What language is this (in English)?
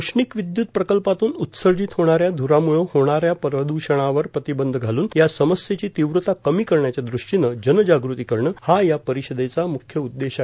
Marathi